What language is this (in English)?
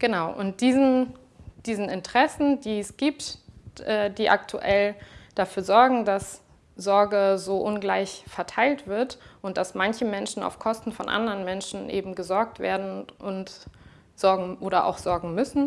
German